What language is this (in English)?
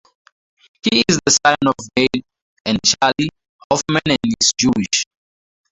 English